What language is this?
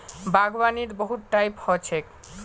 Magahi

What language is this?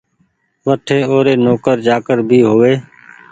Goaria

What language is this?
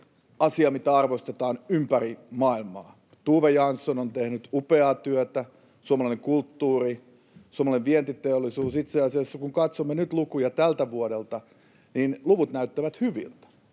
Finnish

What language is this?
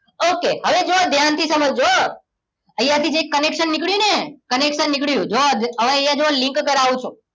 Gujarati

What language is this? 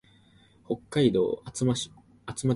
Japanese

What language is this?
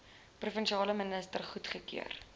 Afrikaans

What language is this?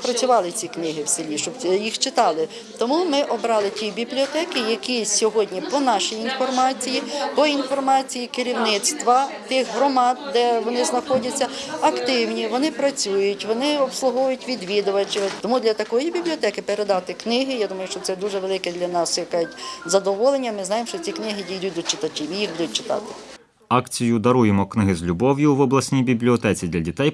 Ukrainian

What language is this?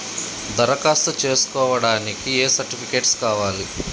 Telugu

